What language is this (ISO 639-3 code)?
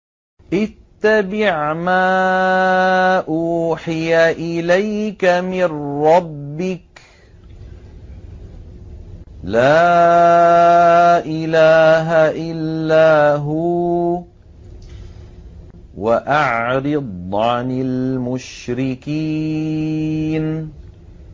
ara